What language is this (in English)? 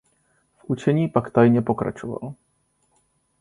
Czech